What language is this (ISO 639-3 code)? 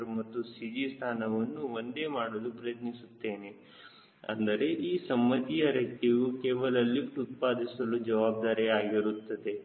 kan